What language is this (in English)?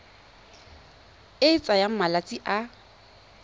Tswana